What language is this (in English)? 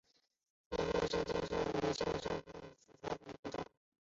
Chinese